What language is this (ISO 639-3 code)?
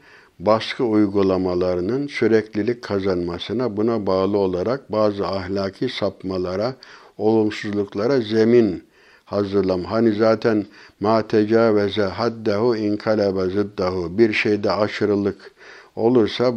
tur